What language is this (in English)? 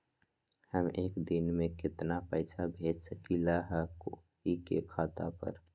Magahi